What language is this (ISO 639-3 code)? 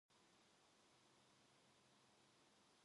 kor